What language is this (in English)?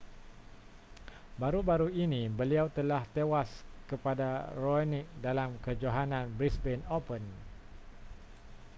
Malay